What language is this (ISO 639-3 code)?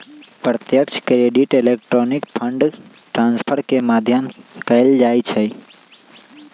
mag